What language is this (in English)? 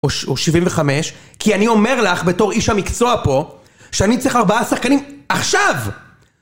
Hebrew